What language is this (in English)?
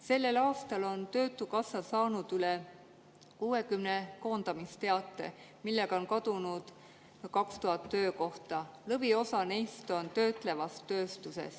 Estonian